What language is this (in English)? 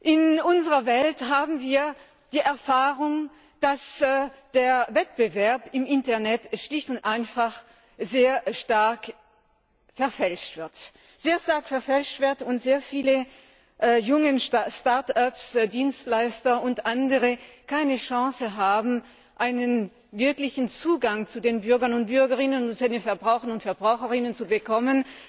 German